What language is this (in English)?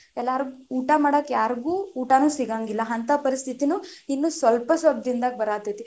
Kannada